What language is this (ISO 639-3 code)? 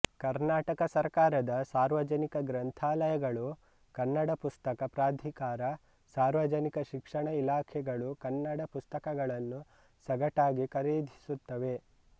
kan